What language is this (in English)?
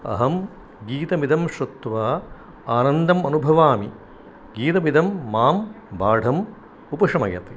Sanskrit